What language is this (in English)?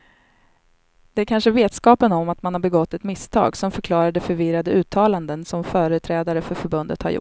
Swedish